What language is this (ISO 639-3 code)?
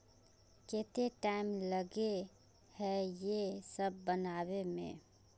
mag